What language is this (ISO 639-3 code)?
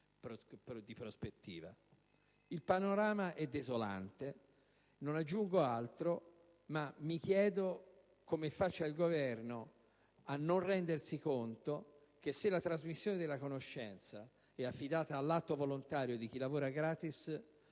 ita